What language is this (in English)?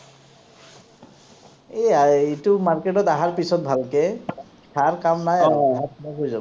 Assamese